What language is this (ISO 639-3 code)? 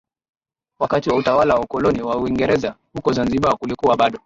swa